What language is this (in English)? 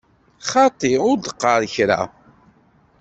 Kabyle